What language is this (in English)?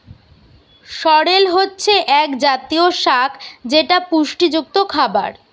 Bangla